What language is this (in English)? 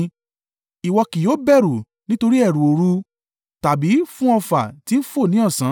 Yoruba